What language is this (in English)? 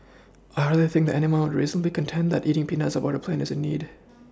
English